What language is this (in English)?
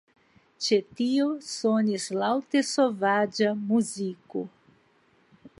Esperanto